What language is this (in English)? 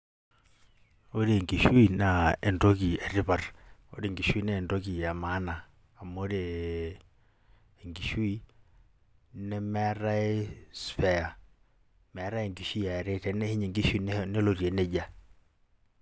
Masai